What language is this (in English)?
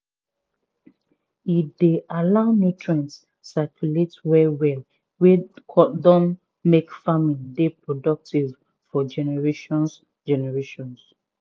Nigerian Pidgin